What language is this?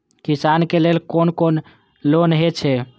Maithili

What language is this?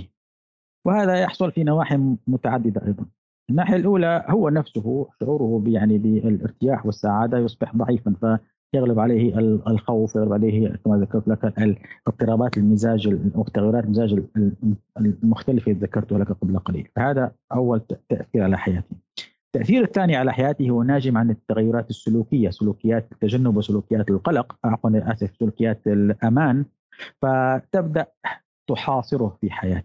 Arabic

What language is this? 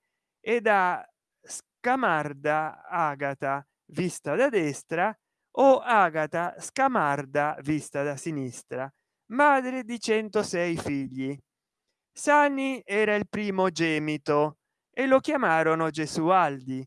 Italian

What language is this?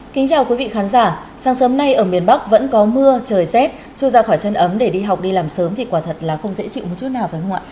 Vietnamese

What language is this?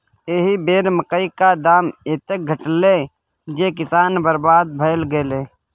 Maithili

